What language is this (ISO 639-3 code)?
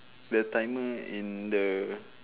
eng